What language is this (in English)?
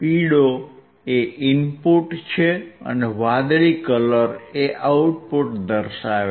Gujarati